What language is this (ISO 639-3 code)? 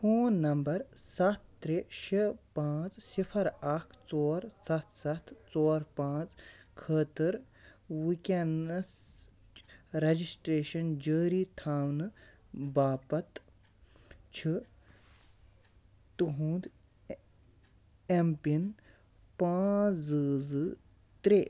kas